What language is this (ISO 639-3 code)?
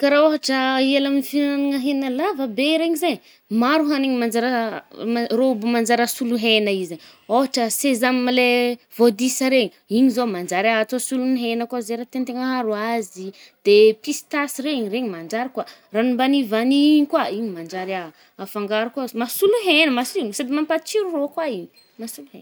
bmm